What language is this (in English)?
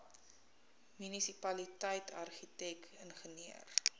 Afrikaans